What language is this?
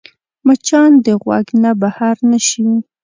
Pashto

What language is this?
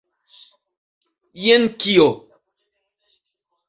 Esperanto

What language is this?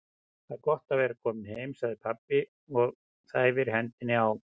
Icelandic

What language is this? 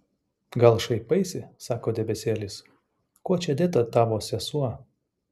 Lithuanian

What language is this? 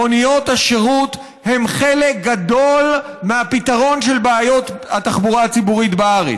Hebrew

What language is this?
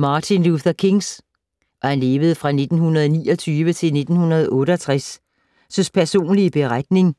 Danish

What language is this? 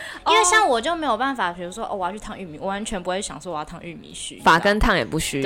Chinese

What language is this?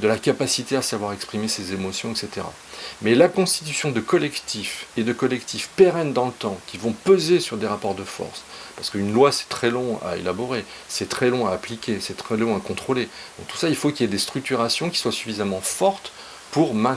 French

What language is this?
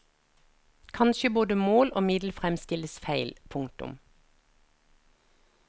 Norwegian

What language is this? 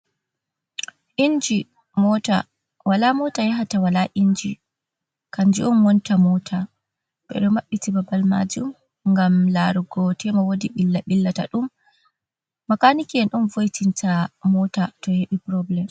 Fula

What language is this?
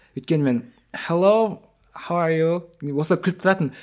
Kazakh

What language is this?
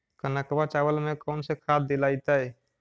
Magahi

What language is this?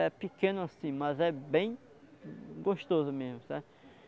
Portuguese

